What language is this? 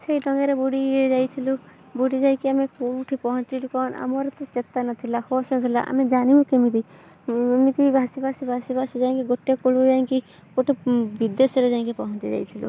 Odia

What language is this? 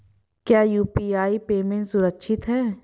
Hindi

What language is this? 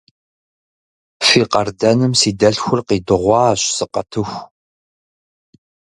Kabardian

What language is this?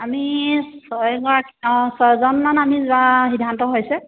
Assamese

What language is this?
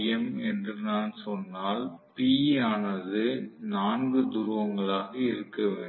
Tamil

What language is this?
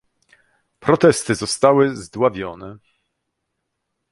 Polish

